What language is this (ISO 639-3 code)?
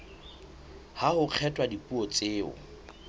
sot